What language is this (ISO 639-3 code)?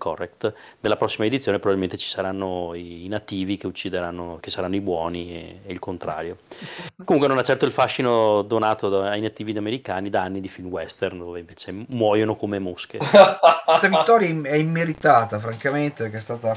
ita